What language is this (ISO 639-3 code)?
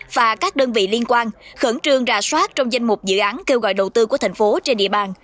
vie